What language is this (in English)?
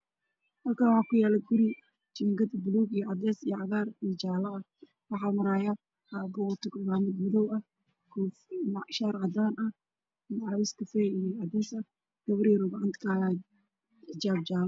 Somali